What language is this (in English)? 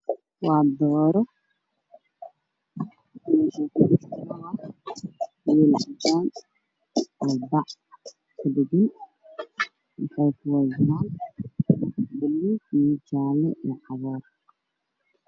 Somali